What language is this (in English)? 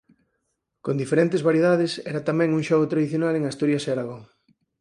Galician